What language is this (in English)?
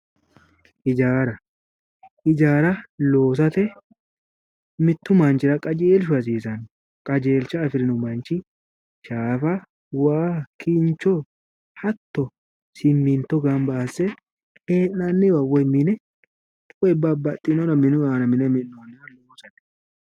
Sidamo